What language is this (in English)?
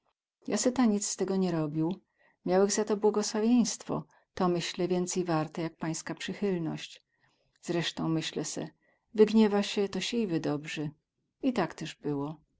Polish